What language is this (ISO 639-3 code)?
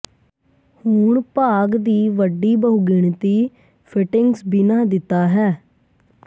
pan